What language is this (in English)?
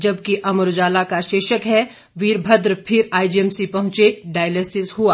Hindi